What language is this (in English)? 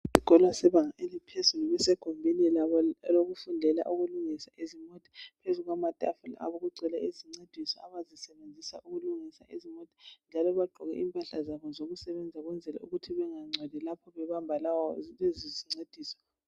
North Ndebele